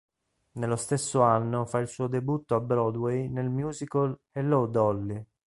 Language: Italian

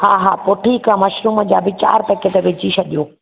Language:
Sindhi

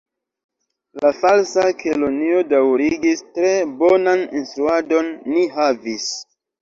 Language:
Esperanto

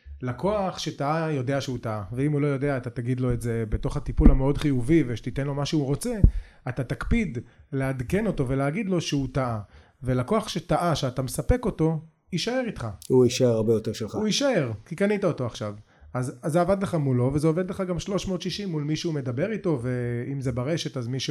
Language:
Hebrew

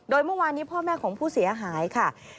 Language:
Thai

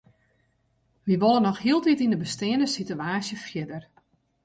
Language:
Western Frisian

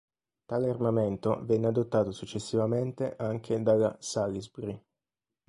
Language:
Italian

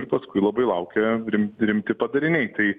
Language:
Lithuanian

